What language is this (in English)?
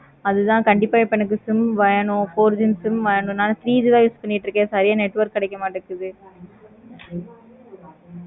Tamil